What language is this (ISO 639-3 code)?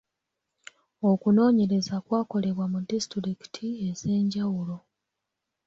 lug